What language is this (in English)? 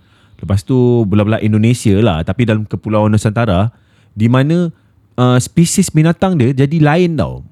Malay